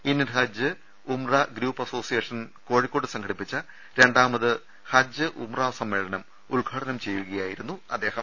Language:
Malayalam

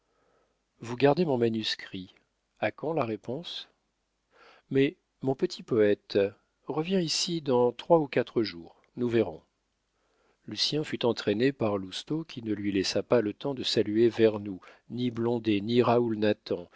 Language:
French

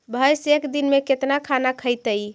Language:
Magahi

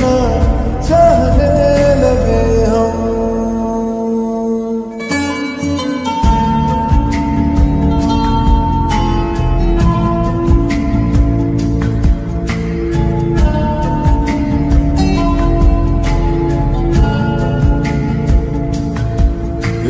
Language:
Arabic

